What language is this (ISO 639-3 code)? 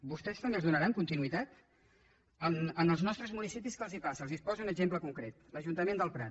cat